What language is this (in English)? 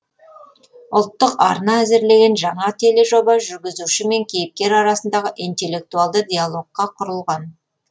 Kazakh